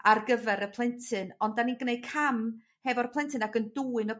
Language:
Welsh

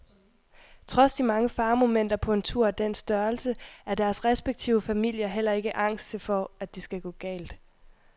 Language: Danish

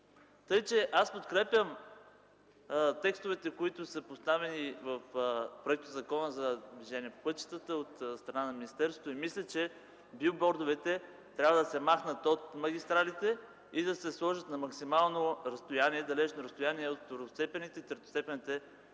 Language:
Bulgarian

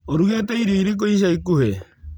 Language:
Kikuyu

